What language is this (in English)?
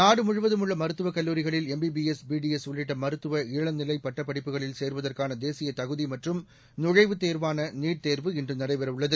Tamil